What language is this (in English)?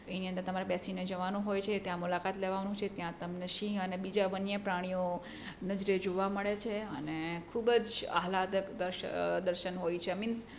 Gujarati